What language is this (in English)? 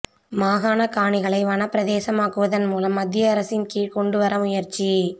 Tamil